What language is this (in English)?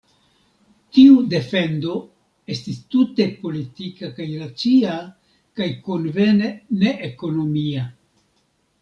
Esperanto